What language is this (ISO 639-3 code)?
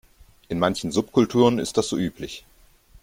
deu